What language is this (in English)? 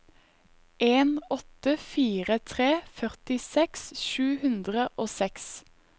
Norwegian